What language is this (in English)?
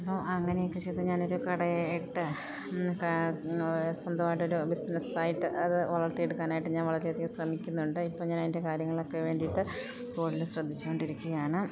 Malayalam